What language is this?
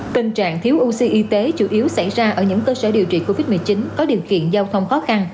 Vietnamese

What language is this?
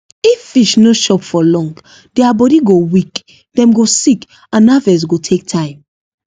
Nigerian Pidgin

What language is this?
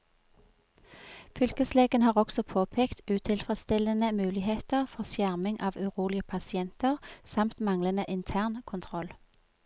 Norwegian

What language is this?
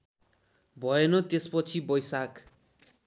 Nepali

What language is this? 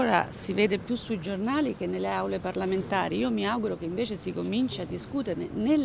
Italian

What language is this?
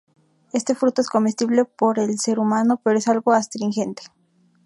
Spanish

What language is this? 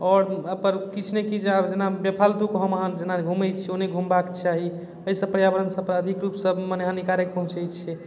Maithili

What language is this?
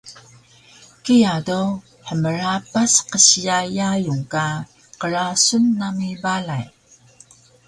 Taroko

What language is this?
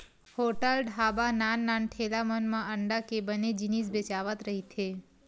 Chhattisgarhi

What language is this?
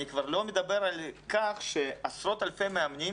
Hebrew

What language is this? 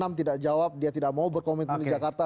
Indonesian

